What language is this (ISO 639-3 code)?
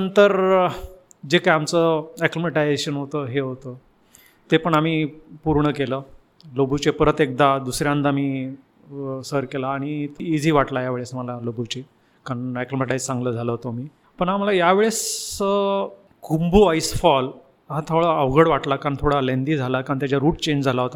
mar